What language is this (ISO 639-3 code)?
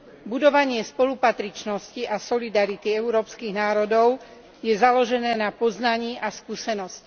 slk